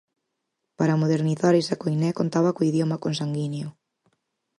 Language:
Galician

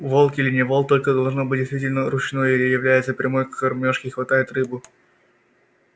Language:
Russian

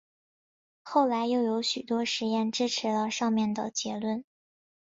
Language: Chinese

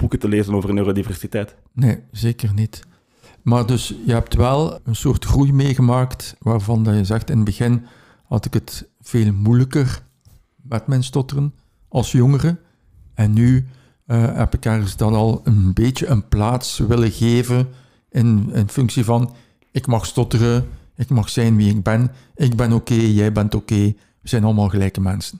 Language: Dutch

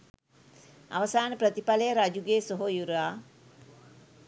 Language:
Sinhala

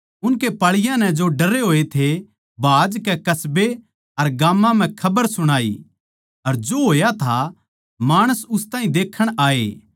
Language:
Haryanvi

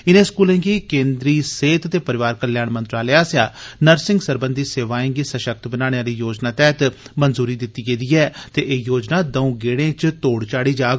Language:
Dogri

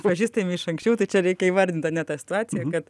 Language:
Lithuanian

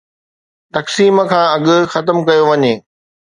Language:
Sindhi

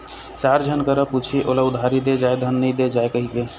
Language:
Chhattisgarhi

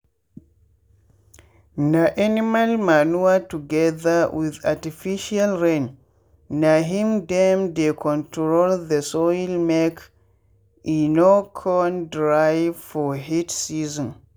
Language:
Nigerian Pidgin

